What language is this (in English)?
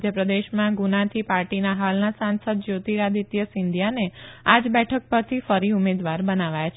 Gujarati